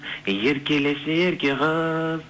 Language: Kazakh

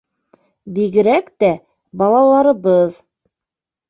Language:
Bashkir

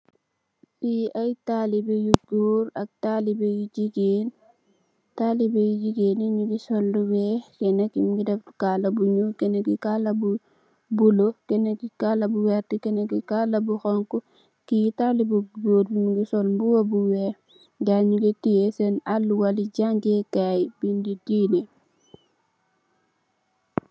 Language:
Wolof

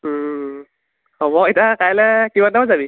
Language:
Assamese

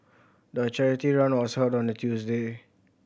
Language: English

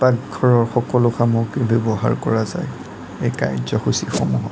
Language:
Assamese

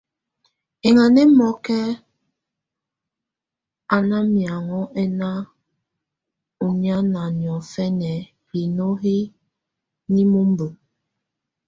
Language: Tunen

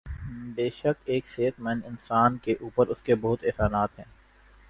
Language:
Urdu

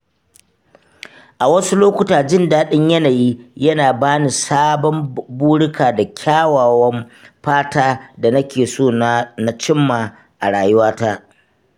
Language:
Hausa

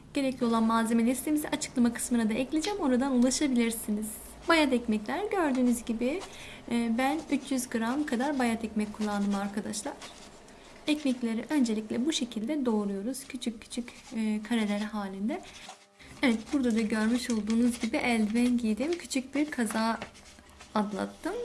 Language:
Turkish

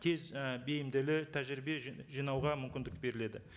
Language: Kazakh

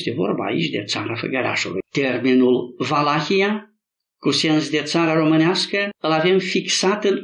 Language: Romanian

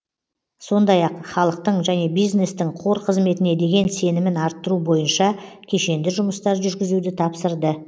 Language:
Kazakh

